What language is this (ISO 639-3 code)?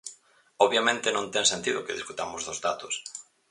glg